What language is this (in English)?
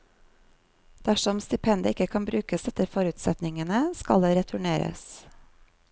Norwegian